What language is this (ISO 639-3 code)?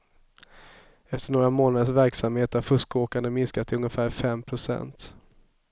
swe